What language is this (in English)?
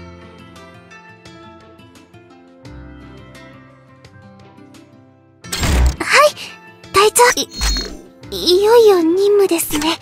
Japanese